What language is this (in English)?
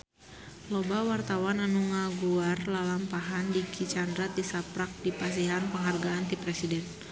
Sundanese